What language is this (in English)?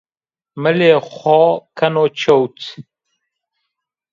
Zaza